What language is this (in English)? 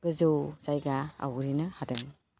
Bodo